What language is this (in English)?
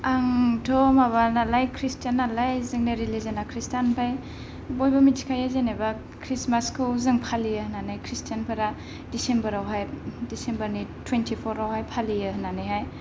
Bodo